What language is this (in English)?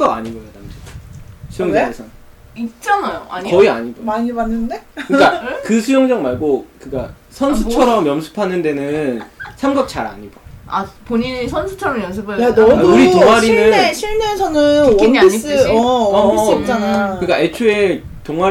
Korean